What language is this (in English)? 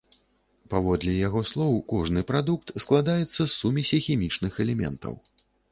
Belarusian